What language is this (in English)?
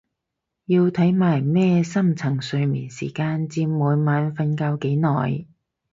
Cantonese